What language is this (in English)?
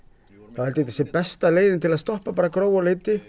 Icelandic